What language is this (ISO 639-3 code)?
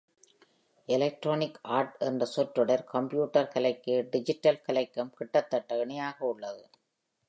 tam